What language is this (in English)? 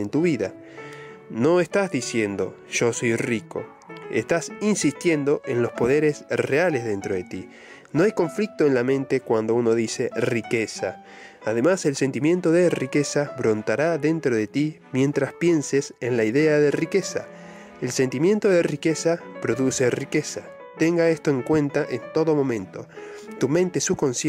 Spanish